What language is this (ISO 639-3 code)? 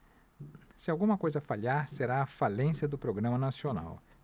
por